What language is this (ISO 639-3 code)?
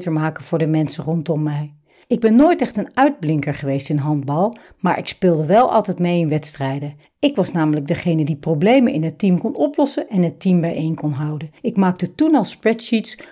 nld